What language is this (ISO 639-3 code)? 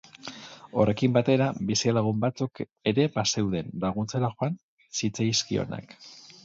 eus